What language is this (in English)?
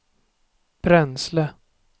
Swedish